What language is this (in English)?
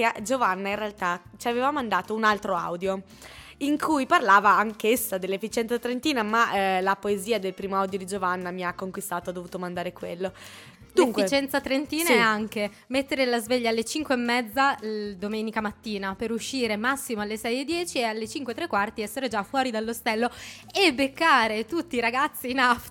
Italian